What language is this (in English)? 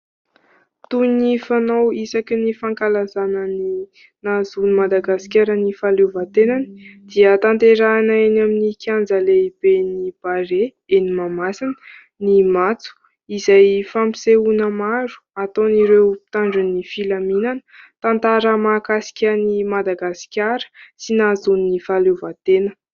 Malagasy